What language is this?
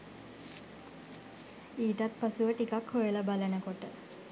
Sinhala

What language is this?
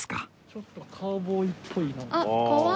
Japanese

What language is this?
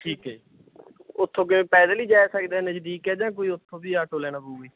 Punjabi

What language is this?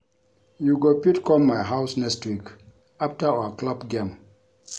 Nigerian Pidgin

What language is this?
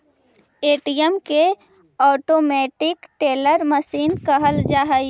Magahi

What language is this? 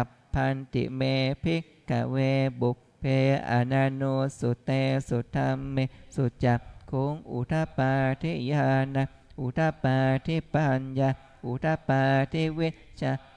Thai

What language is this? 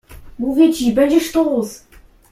Polish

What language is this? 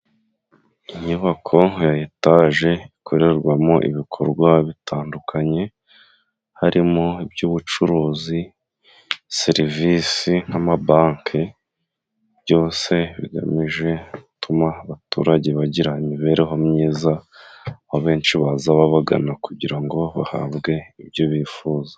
Kinyarwanda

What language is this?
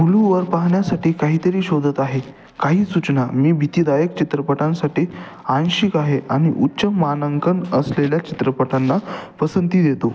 Marathi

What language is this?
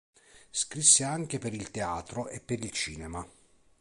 Italian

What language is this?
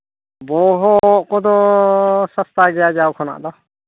Santali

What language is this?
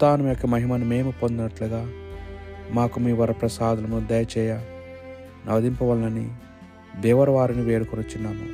Telugu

